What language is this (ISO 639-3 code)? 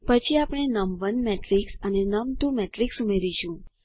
guj